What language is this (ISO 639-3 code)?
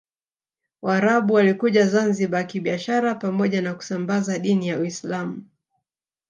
swa